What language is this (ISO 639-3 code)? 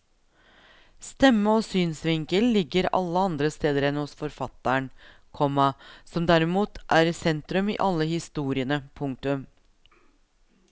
nor